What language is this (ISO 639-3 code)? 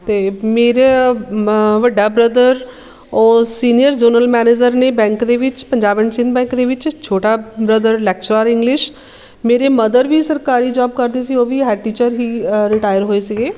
pan